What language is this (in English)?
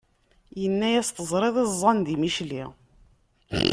Kabyle